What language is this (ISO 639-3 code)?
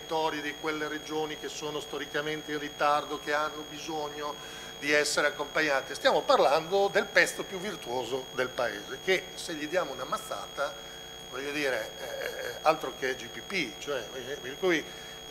ita